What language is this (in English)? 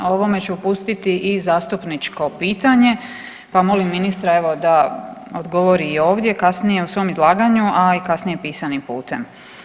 Croatian